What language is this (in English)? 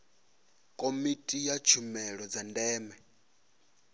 Venda